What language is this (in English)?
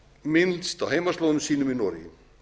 Icelandic